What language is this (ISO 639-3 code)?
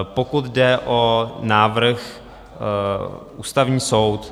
ces